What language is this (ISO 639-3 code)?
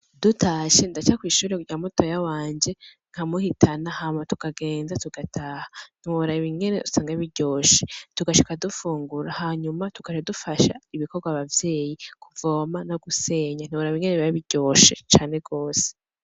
run